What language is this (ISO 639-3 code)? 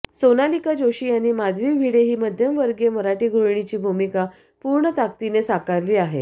mar